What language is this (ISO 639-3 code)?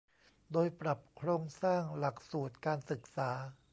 tha